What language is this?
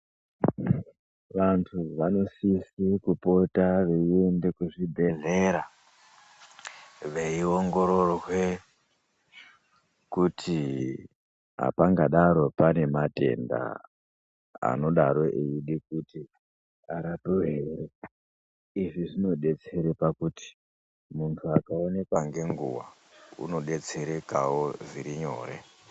Ndau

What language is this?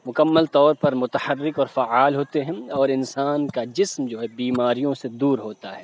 Urdu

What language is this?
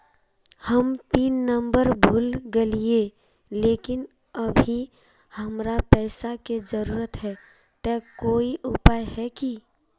Magahi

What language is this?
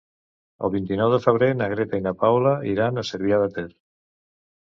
Catalan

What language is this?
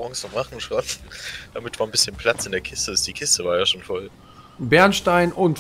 German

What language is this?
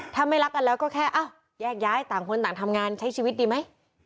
Thai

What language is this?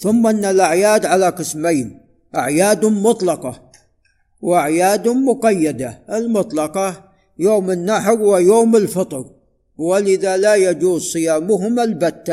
Arabic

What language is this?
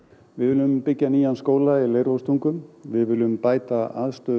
Icelandic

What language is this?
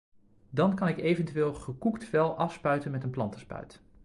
Dutch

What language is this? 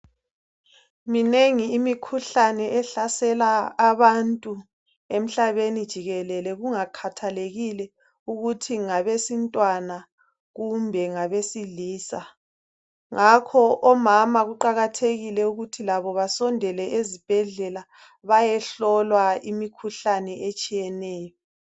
North Ndebele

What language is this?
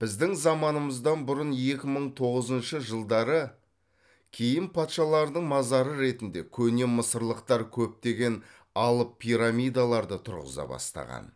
Kazakh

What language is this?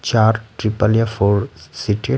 Hindi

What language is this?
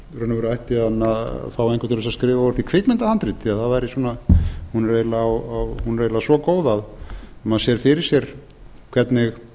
Icelandic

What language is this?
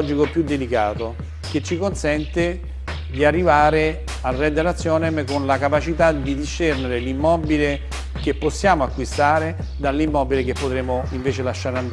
Italian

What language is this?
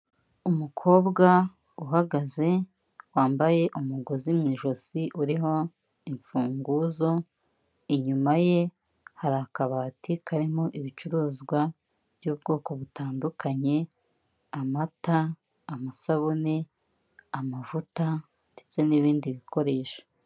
Kinyarwanda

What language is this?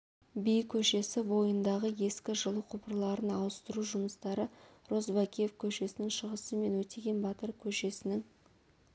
Kazakh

